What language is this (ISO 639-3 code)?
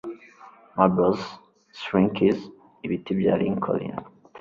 kin